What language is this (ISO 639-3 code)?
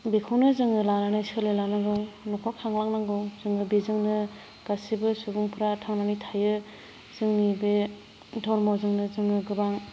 brx